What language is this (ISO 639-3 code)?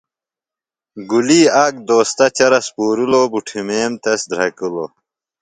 phl